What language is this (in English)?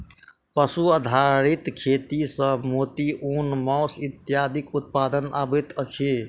Maithili